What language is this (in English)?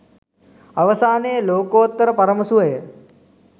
Sinhala